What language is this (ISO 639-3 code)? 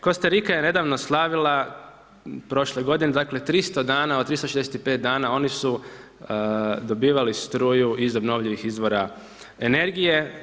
hrv